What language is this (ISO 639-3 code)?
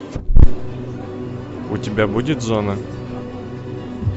rus